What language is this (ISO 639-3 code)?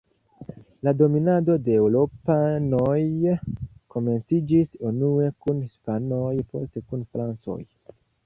epo